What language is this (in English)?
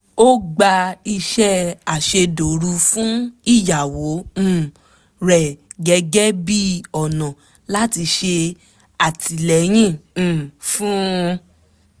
Yoruba